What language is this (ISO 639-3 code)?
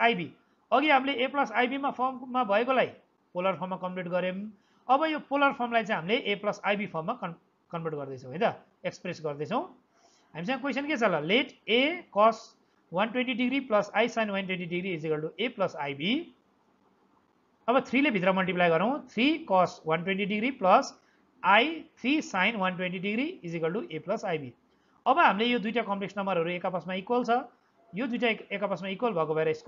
eng